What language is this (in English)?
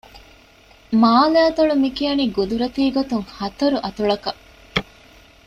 Divehi